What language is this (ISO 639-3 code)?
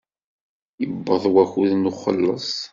kab